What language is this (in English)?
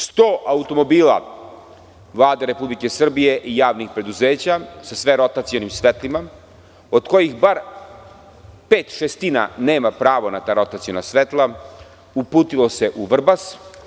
Serbian